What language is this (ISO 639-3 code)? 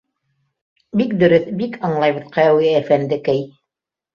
bak